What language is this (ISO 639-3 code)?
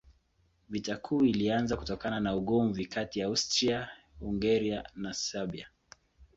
swa